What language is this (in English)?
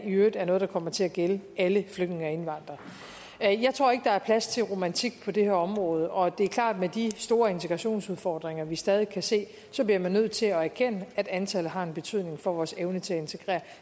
Danish